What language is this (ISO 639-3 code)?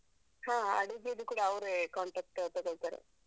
kan